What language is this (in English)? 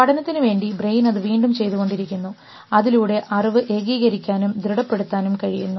Malayalam